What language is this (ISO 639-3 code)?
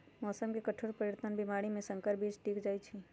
mag